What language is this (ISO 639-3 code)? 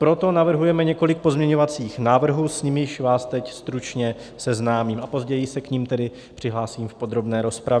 ces